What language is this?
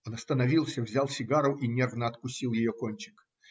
Russian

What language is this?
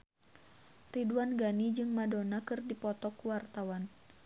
Sundanese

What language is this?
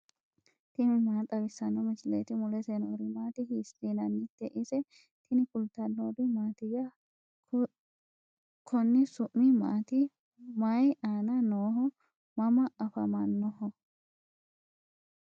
Sidamo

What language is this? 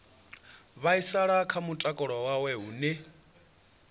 Venda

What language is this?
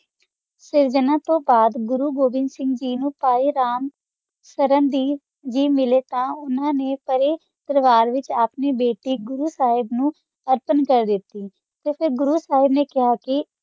Punjabi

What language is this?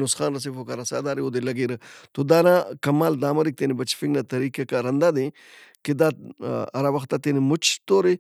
Brahui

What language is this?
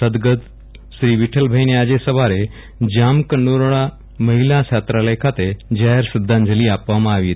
Gujarati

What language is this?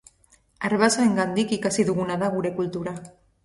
Basque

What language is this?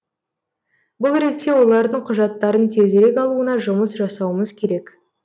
Kazakh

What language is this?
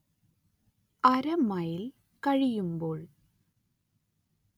Malayalam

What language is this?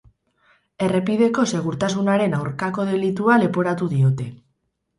Basque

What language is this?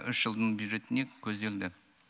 Kazakh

